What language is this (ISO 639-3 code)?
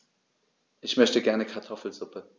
deu